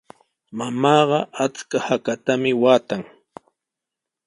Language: Sihuas Ancash Quechua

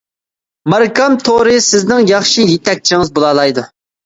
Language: Uyghur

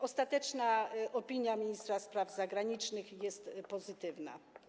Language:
Polish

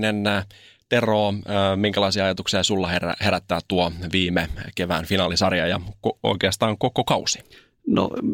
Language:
Finnish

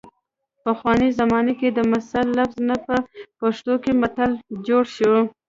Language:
Pashto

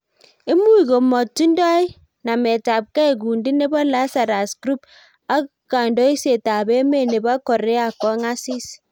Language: Kalenjin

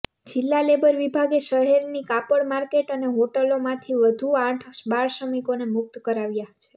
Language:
Gujarati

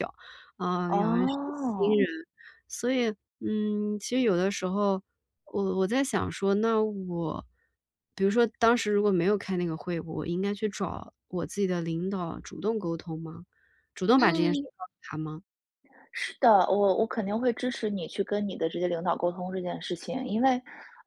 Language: Chinese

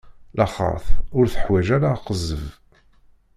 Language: Kabyle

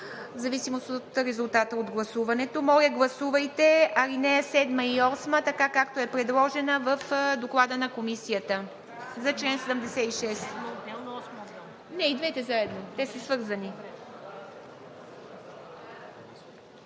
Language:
Bulgarian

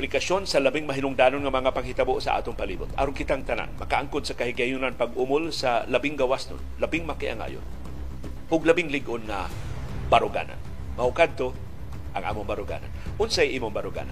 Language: Filipino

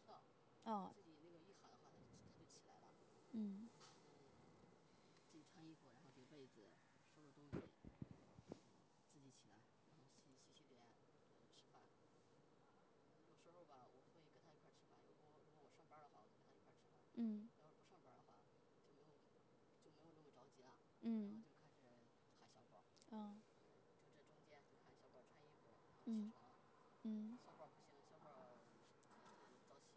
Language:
Chinese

